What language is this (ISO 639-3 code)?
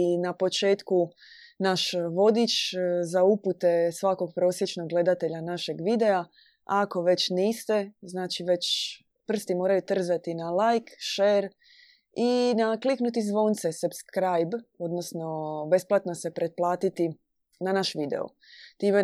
hrv